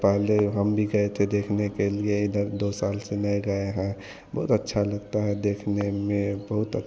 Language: Hindi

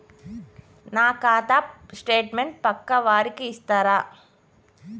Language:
Telugu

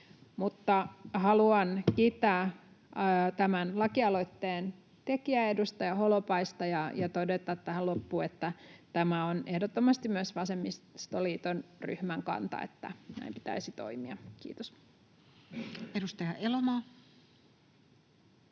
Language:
Finnish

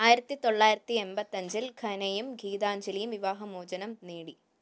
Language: Malayalam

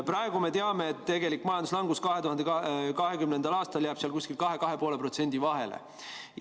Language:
Estonian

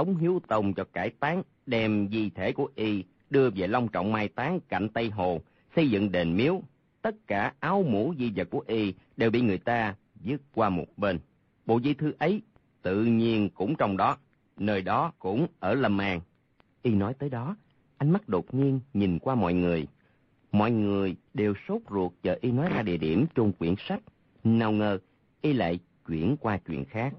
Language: Vietnamese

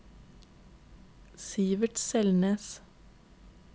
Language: Norwegian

